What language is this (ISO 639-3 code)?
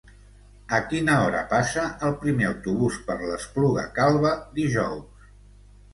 cat